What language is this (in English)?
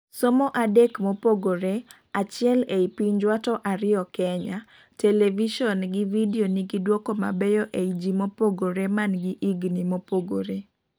Luo (Kenya and Tanzania)